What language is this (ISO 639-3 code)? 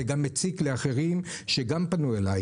heb